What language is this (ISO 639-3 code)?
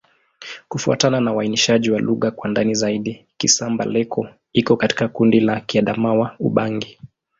swa